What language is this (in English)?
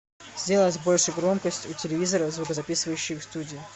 Russian